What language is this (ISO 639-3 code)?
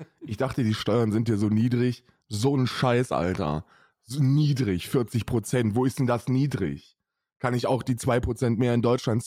deu